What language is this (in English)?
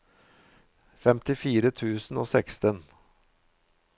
Norwegian